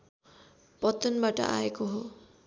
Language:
Nepali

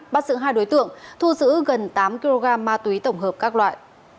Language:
Vietnamese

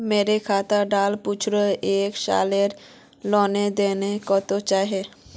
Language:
Magahi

